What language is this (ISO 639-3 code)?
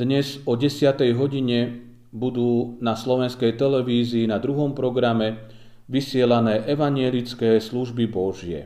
slk